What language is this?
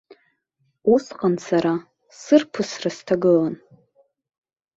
Abkhazian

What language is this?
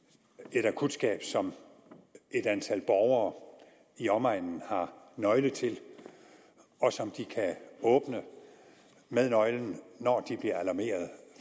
Danish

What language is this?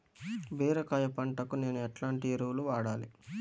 Telugu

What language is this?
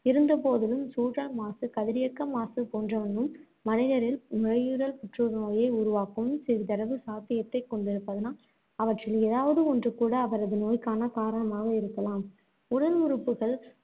Tamil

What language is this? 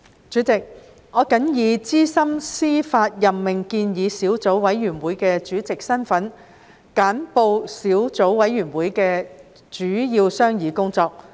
Cantonese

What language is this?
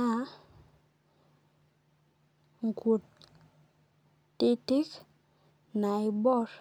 Masai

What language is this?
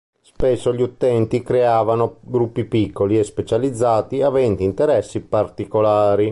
Italian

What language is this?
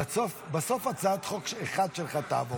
Hebrew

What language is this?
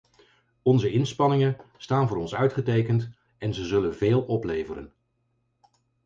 Dutch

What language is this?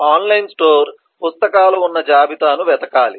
Telugu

